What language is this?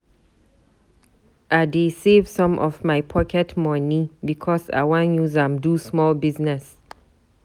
Nigerian Pidgin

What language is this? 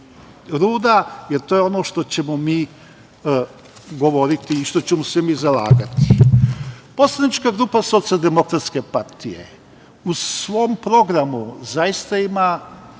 Serbian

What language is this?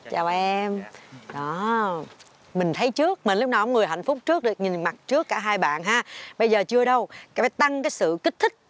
Vietnamese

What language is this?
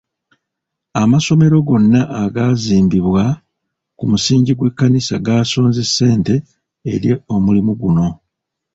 Ganda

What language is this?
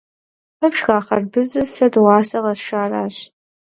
Kabardian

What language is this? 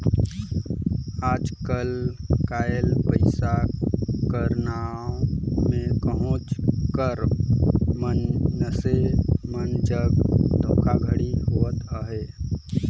Chhattisgarhi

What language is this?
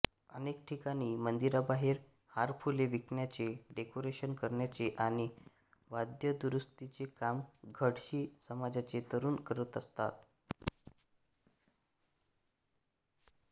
Marathi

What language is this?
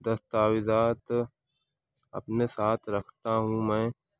Urdu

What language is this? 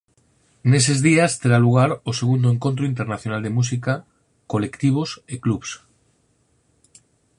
Galician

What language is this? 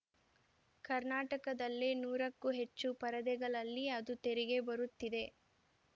Kannada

